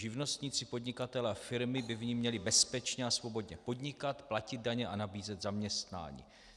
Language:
Czech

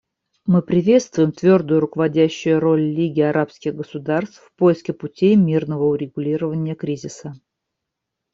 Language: Russian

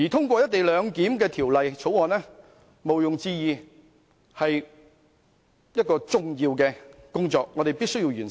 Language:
Cantonese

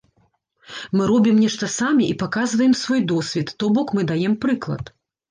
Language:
Belarusian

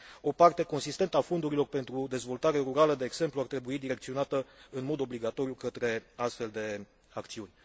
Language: Romanian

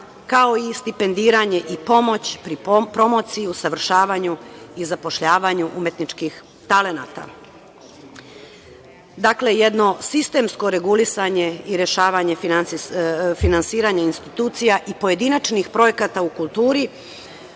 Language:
Serbian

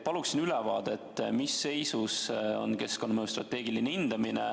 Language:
Estonian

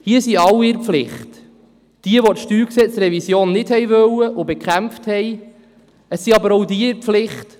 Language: Swiss German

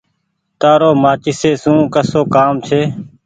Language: Goaria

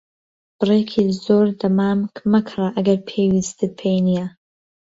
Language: Central Kurdish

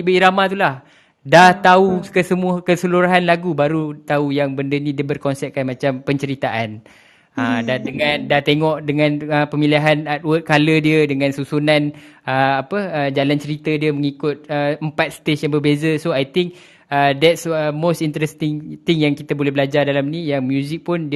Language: Malay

